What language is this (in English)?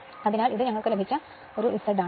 Malayalam